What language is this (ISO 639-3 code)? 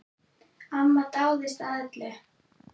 isl